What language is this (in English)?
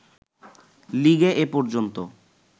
Bangla